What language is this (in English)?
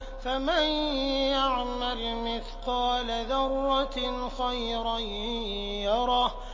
Arabic